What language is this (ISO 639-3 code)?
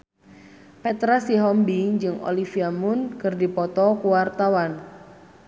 sun